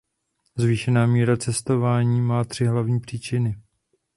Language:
Czech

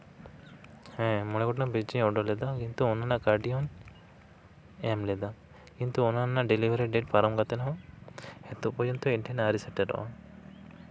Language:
Santali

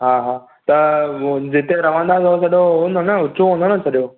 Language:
Sindhi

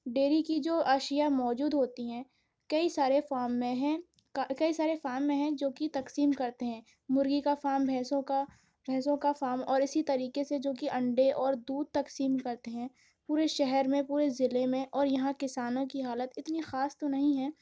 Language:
Urdu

